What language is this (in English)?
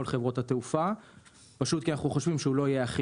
Hebrew